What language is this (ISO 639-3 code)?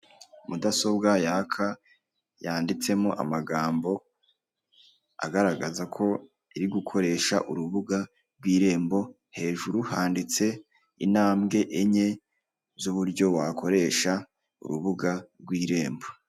kin